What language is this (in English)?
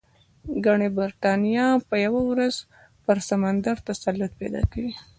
Pashto